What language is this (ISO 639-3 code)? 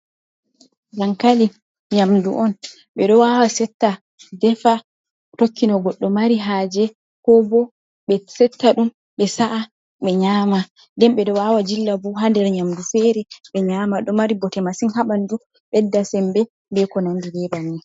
ful